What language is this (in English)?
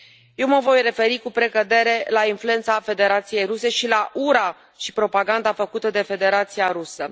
Romanian